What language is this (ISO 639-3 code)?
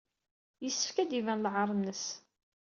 kab